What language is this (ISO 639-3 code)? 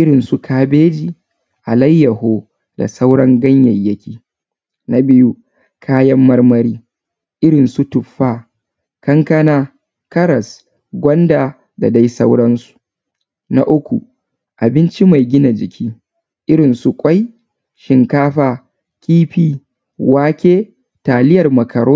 hau